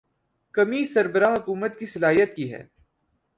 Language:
Urdu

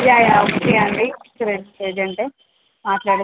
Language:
Telugu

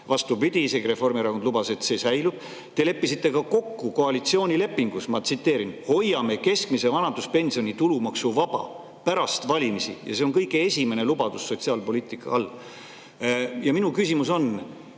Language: Estonian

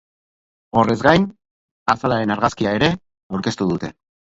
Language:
Basque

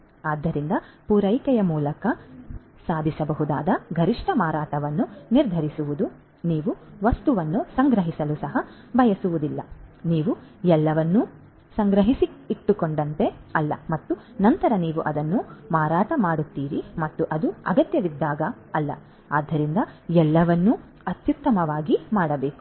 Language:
Kannada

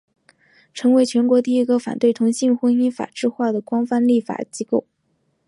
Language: Chinese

